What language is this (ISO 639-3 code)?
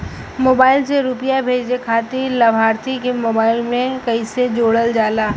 bho